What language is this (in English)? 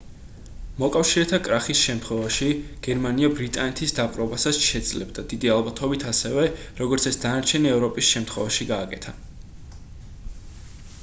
Georgian